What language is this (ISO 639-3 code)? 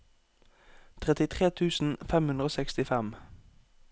nor